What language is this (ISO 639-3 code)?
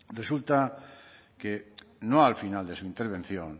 spa